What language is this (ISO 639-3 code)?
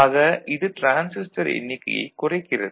tam